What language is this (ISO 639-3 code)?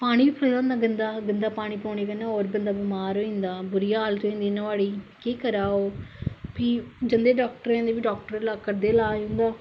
doi